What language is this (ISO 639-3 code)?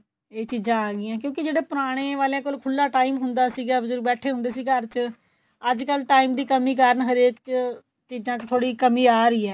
pan